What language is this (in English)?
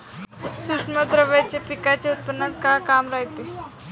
Marathi